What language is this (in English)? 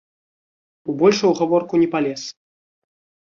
Belarusian